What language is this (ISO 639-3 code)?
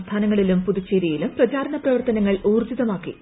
mal